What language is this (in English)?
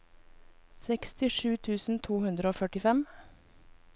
Norwegian